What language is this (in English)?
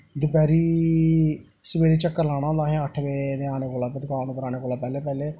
Dogri